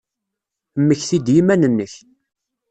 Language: Kabyle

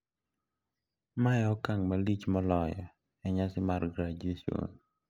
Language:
Luo (Kenya and Tanzania)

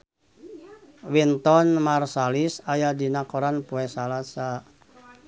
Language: Sundanese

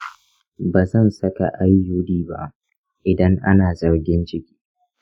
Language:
Hausa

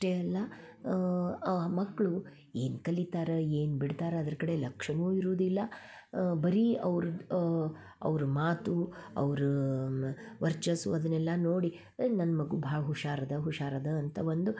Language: Kannada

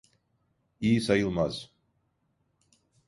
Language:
Turkish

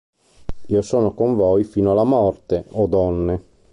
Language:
Italian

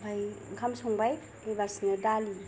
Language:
Bodo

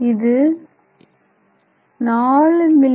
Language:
Tamil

